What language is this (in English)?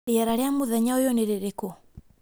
Kikuyu